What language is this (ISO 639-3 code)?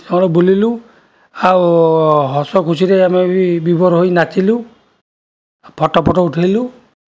ori